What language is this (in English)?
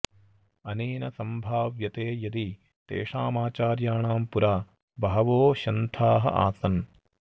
Sanskrit